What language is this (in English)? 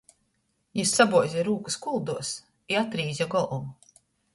Latgalian